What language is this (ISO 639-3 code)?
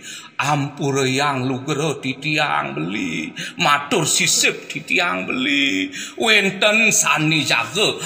ind